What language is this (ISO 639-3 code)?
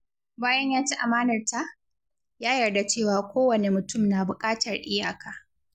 hau